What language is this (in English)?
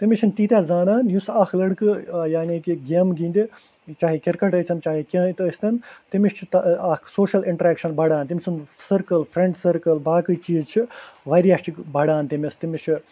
Kashmiri